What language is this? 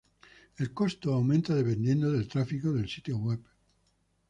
Spanish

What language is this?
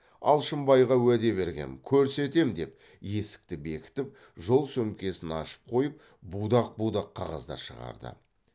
Kazakh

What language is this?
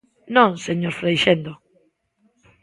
Galician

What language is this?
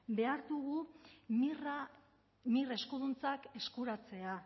Basque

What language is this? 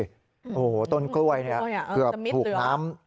Thai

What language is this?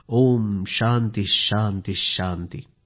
Marathi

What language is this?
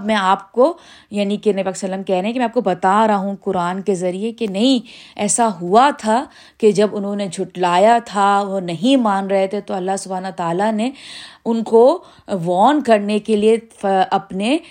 Urdu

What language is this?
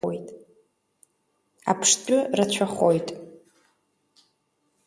Abkhazian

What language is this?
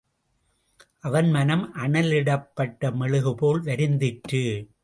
Tamil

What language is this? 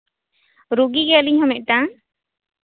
Santali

